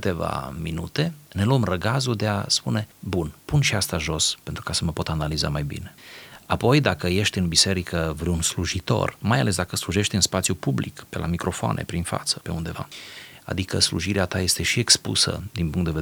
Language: Romanian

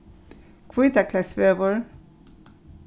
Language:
Faroese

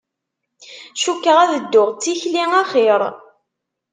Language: Kabyle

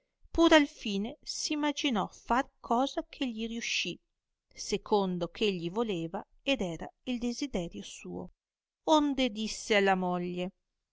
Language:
Italian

